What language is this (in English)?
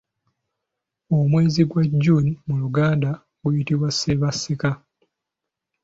Ganda